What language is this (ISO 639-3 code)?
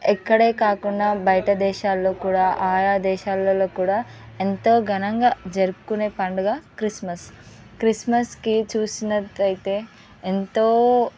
tel